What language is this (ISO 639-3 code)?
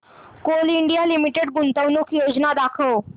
mar